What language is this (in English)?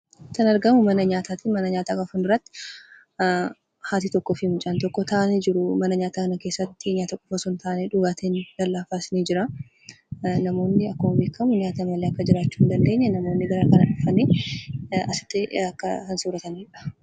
Oromo